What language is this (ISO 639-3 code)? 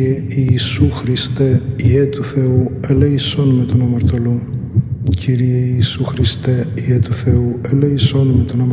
ell